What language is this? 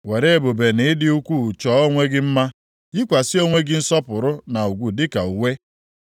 Igbo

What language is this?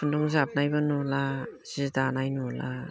Bodo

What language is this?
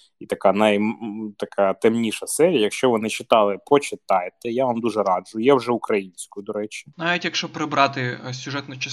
Ukrainian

